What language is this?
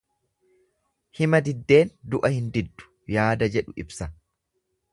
Oromo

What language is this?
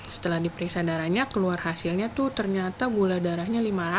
Indonesian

